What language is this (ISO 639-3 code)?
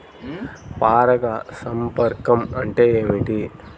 tel